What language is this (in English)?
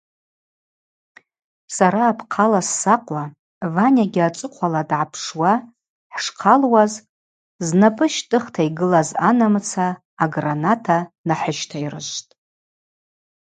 Abaza